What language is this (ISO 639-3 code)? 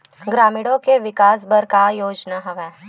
hne